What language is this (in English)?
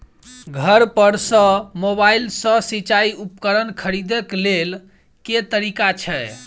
Maithili